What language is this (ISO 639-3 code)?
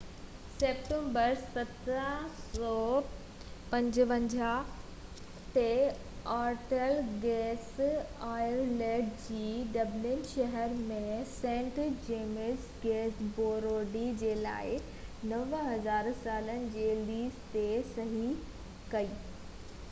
snd